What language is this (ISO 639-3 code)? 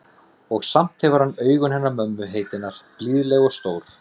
isl